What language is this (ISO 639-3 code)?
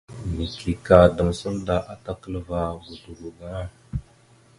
mxu